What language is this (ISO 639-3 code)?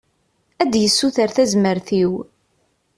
kab